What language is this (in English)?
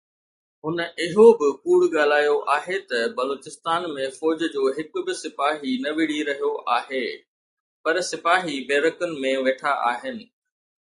Sindhi